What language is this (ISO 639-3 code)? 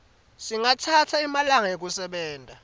ssw